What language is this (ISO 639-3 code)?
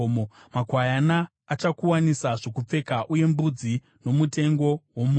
sna